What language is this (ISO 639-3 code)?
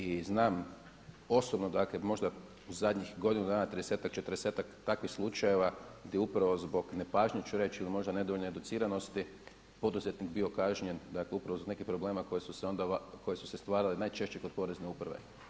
hrv